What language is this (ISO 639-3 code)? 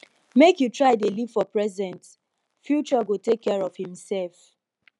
pcm